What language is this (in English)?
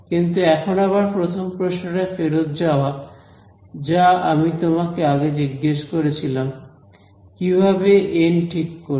Bangla